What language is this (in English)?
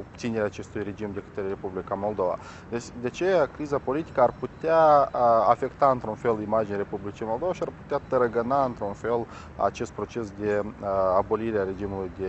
Romanian